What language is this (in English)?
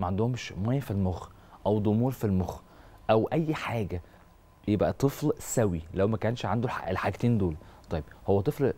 Arabic